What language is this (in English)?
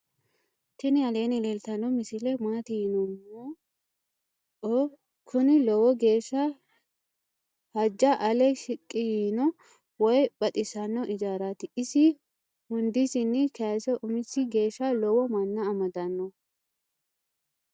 Sidamo